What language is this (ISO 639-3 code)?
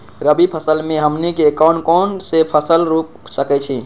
mag